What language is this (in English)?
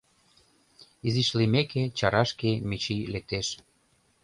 Mari